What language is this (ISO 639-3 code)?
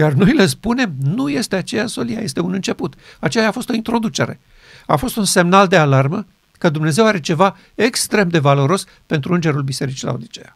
ron